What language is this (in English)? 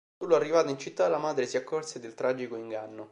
Italian